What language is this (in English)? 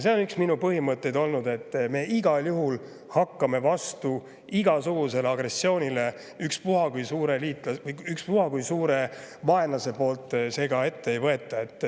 Estonian